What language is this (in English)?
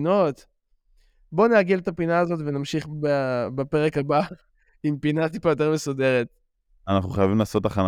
Hebrew